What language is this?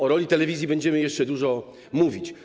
Polish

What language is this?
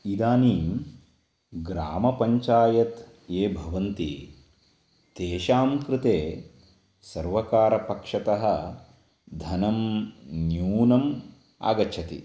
Sanskrit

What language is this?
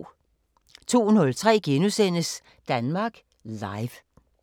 Danish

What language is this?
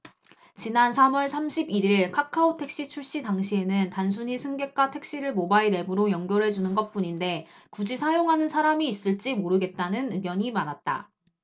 Korean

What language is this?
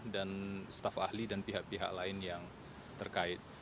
Indonesian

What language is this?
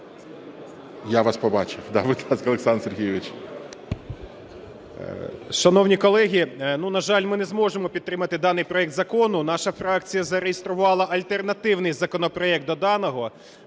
Ukrainian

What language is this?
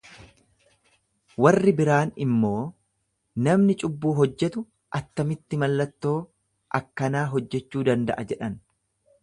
Oromo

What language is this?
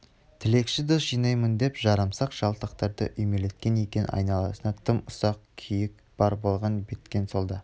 Kazakh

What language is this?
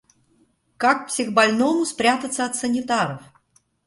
Russian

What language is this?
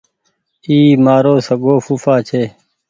Goaria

